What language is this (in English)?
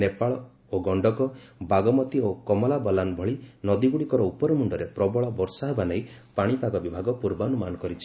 Odia